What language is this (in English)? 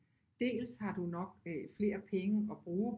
Danish